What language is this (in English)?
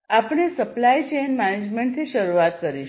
Gujarati